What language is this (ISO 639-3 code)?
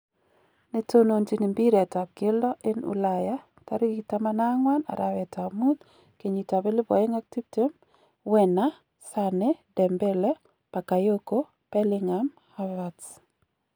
kln